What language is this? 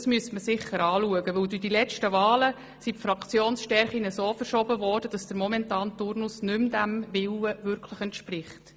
Swiss German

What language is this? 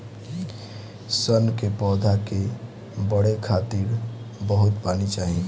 Bhojpuri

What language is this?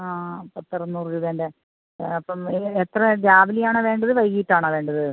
Malayalam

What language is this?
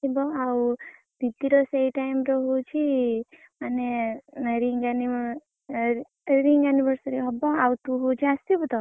Odia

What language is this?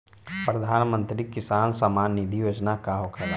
Bhojpuri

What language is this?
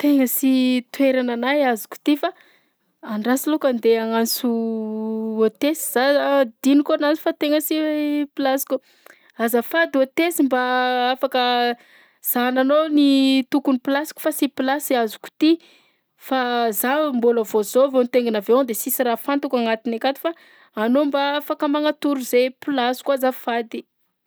Southern Betsimisaraka Malagasy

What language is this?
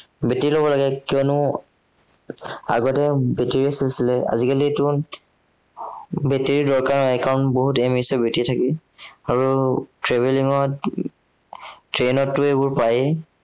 Assamese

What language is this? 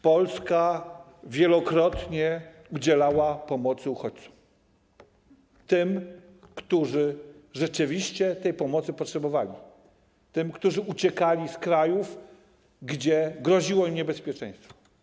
Polish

